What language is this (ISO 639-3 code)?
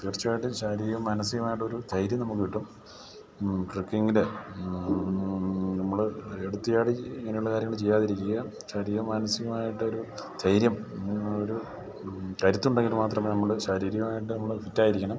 mal